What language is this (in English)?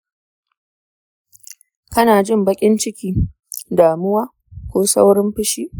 Hausa